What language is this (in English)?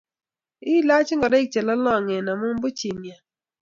Kalenjin